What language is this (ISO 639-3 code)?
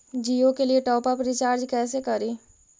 mag